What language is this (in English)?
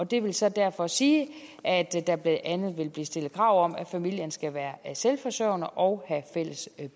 Danish